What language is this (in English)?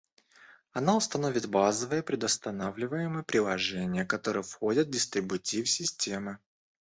Russian